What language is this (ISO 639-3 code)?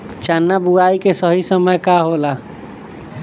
bho